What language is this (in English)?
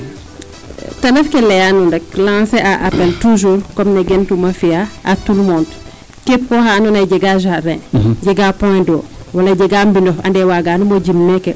Serer